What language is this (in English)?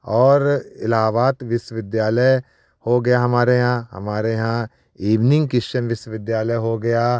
Hindi